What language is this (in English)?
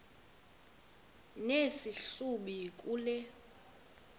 Xhosa